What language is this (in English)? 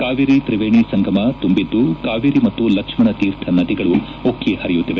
Kannada